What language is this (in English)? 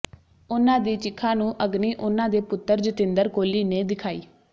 Punjabi